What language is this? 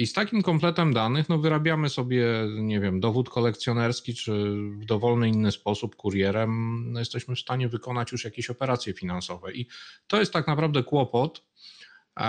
Polish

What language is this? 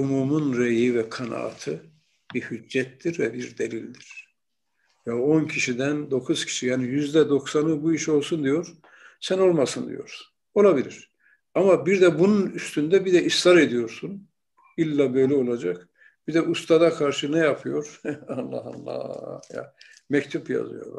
Turkish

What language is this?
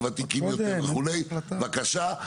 Hebrew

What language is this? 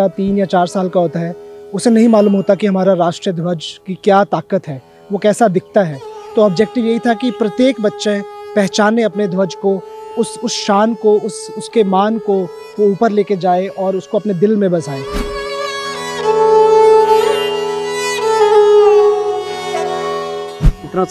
Hindi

